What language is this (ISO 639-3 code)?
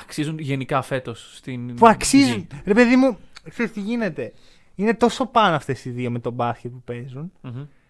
ell